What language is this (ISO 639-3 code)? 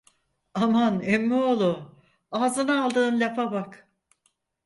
tur